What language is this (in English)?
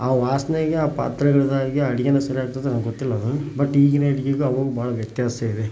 Kannada